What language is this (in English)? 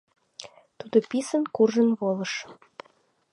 Mari